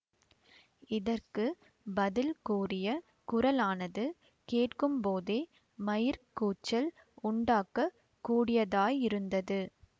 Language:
Tamil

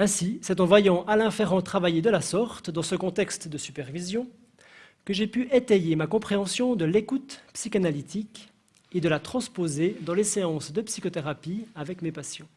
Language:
French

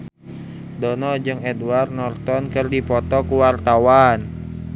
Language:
Sundanese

